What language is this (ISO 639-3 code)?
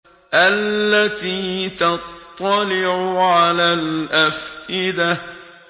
ara